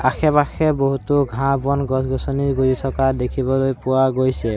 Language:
Assamese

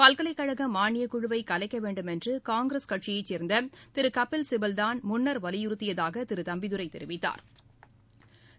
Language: Tamil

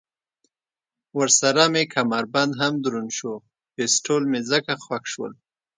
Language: Pashto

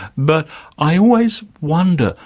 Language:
English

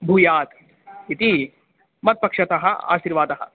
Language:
Sanskrit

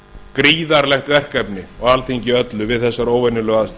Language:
Icelandic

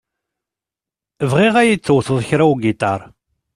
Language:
Kabyle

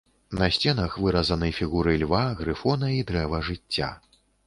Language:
Belarusian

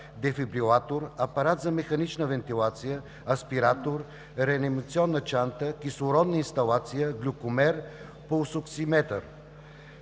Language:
Bulgarian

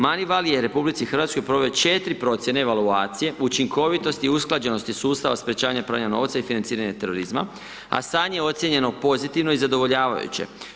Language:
Croatian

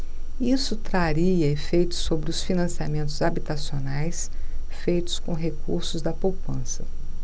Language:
Portuguese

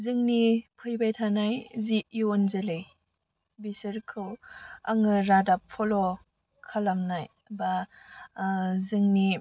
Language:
Bodo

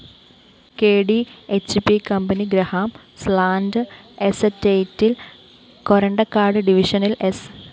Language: Malayalam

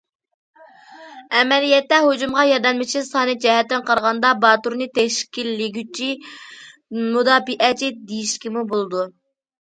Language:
Uyghur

